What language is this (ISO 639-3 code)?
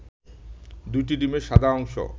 ben